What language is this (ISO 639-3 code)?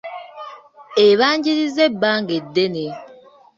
lug